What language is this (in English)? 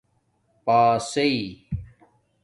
Domaaki